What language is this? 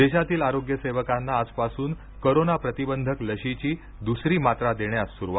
Marathi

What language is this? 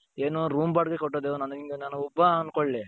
Kannada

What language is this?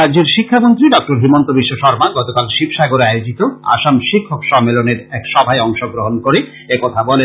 Bangla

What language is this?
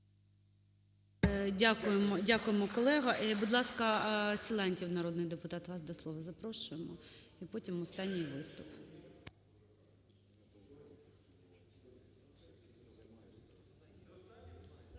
Ukrainian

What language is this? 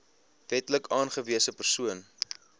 Afrikaans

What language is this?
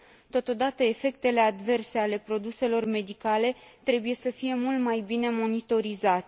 Romanian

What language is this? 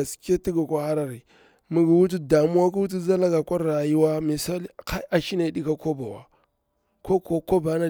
Bura-Pabir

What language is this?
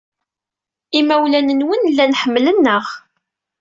Kabyle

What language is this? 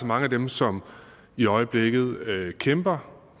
Danish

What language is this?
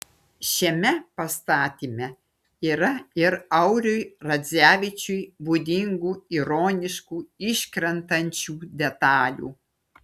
Lithuanian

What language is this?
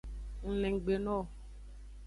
Aja (Benin)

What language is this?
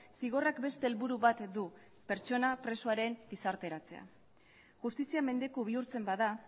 Basque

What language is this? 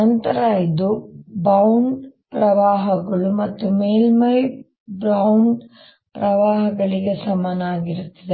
Kannada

